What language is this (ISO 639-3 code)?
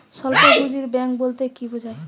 ben